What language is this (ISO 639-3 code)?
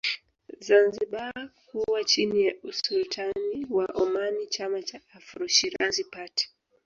swa